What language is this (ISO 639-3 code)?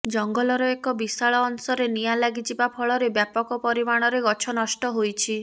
ori